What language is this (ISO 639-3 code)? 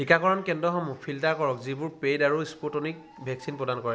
asm